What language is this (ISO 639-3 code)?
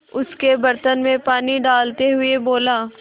hin